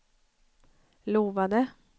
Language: Swedish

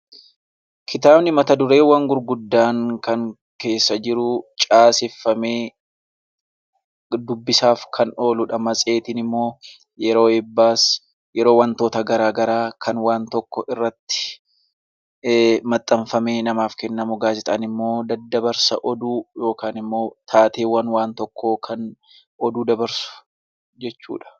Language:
Oromo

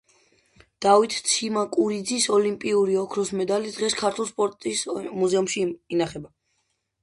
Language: Georgian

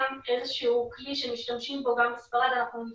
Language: Hebrew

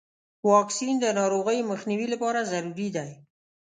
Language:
Pashto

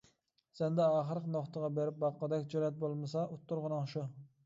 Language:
Uyghur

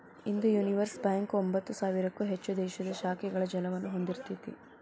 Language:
Kannada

